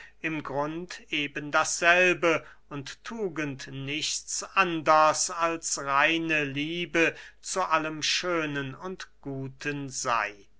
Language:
German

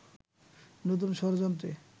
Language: Bangla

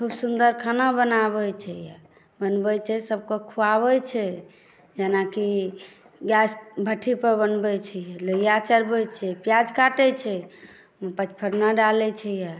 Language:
Maithili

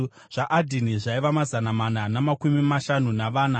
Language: Shona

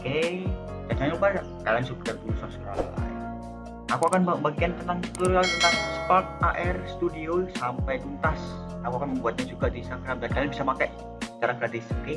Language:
Indonesian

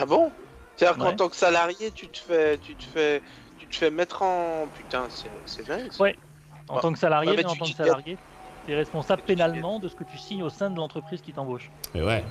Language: French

